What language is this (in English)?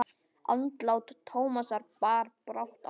Icelandic